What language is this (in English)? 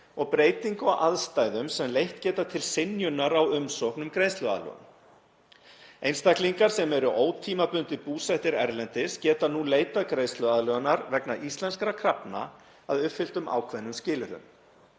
Icelandic